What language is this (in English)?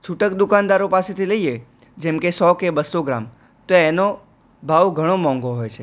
Gujarati